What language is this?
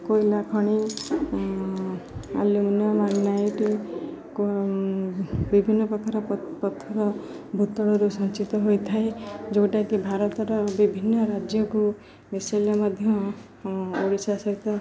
Odia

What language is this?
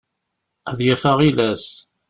Kabyle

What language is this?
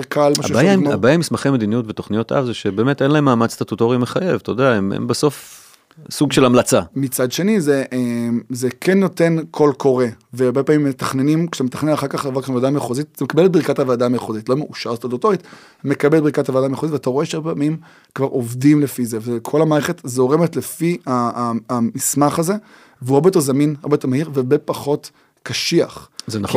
Hebrew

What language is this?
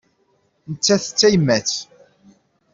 Kabyle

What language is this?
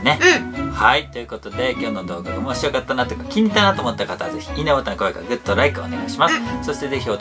Japanese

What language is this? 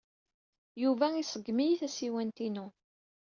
Kabyle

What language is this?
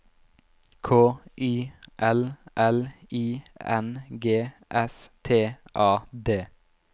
Norwegian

